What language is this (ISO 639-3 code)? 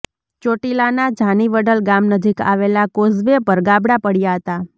guj